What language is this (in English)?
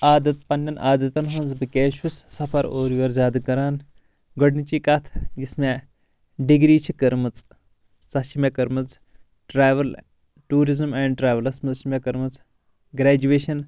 Kashmiri